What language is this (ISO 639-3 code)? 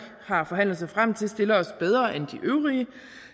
dan